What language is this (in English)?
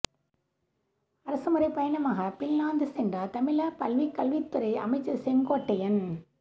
Tamil